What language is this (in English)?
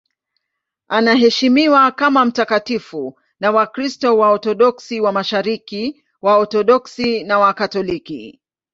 Swahili